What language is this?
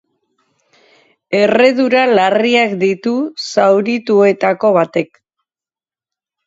Basque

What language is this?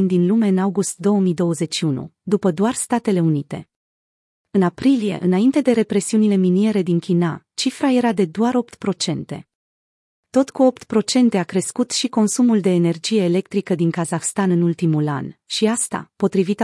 Romanian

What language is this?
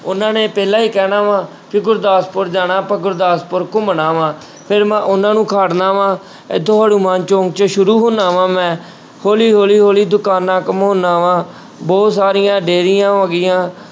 Punjabi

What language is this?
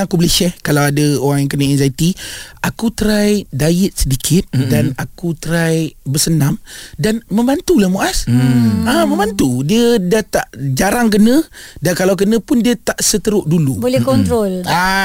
Malay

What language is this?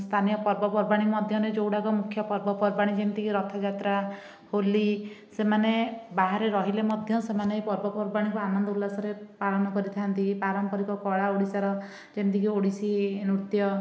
Odia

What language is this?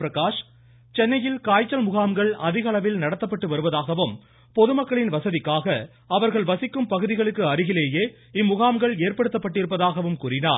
Tamil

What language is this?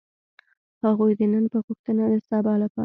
Pashto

